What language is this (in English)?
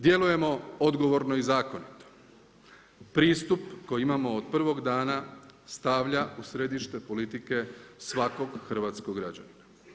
Croatian